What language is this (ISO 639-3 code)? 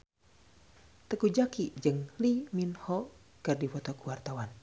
sun